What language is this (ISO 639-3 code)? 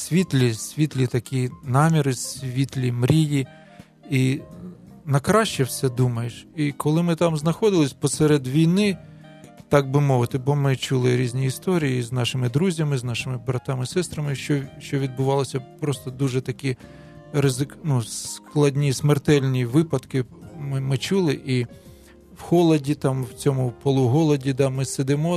ukr